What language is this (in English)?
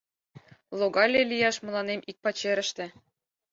Mari